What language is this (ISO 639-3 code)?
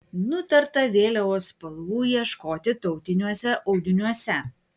lit